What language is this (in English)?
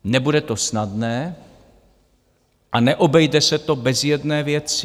Czech